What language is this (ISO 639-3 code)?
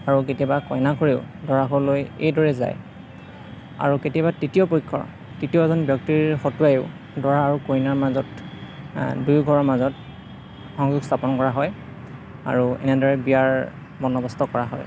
asm